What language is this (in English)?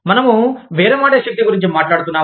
Telugu